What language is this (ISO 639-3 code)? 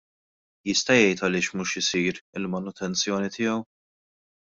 mlt